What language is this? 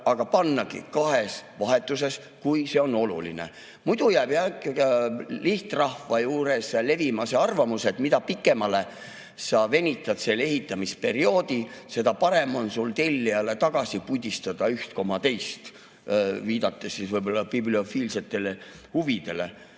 Estonian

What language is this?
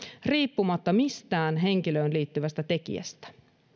Finnish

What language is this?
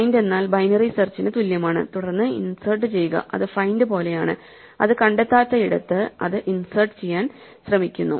Malayalam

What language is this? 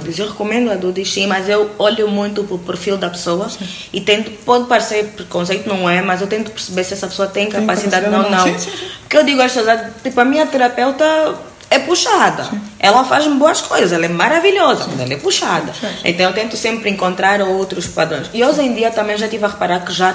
Portuguese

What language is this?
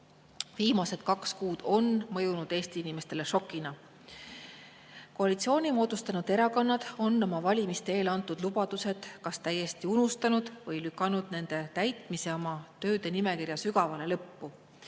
Estonian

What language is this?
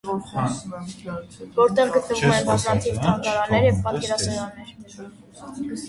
Armenian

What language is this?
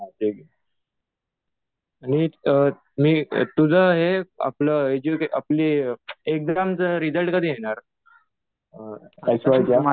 Marathi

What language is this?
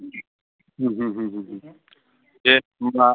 Bodo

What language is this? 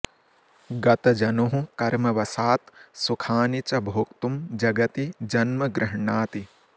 Sanskrit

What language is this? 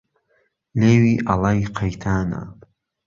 Central Kurdish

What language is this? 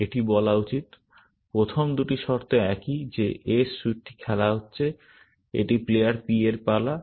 Bangla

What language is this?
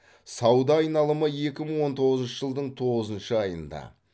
Kazakh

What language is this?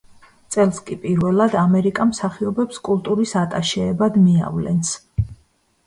Georgian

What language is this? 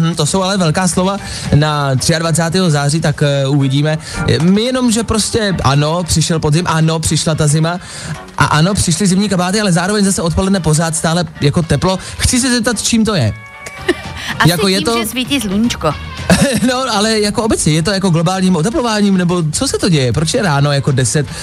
Czech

